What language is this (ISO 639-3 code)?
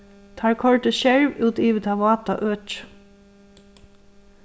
fao